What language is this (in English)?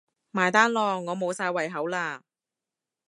Cantonese